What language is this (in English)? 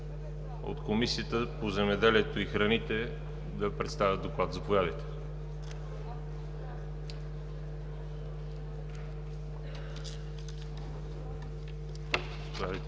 Bulgarian